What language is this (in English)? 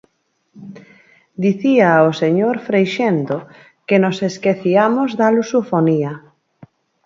Galician